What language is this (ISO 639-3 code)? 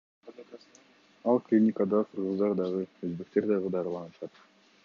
kir